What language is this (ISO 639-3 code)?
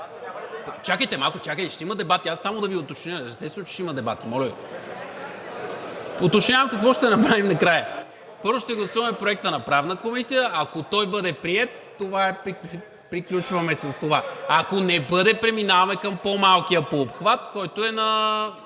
bul